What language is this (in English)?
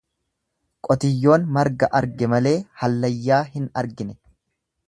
Oromo